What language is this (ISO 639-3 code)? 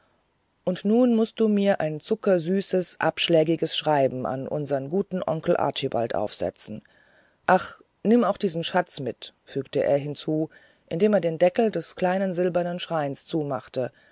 deu